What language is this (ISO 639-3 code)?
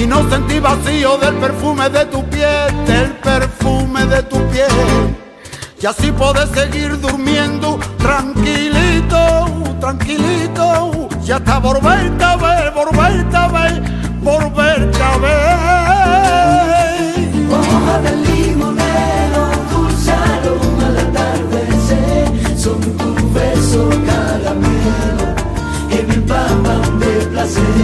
spa